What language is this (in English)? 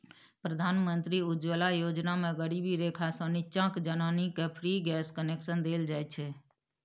Maithili